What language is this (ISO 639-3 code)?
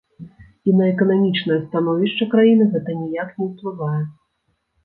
bel